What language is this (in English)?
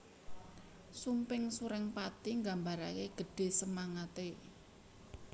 Javanese